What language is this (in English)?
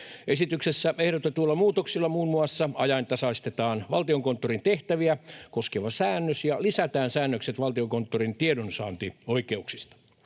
Finnish